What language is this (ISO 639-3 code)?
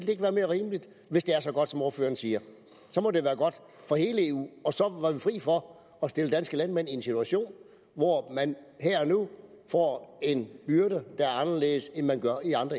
dan